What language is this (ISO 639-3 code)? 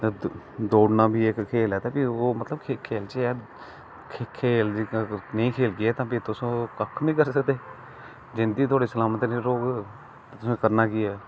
doi